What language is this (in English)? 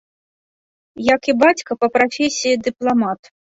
Belarusian